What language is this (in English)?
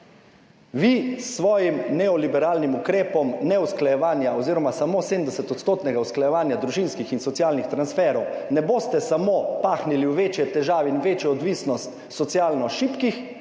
Slovenian